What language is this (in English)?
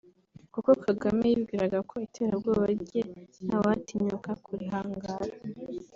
Kinyarwanda